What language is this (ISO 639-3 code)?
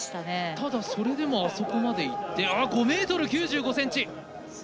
jpn